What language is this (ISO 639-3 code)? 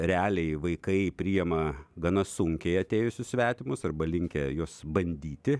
lit